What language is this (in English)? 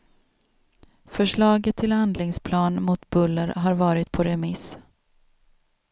Swedish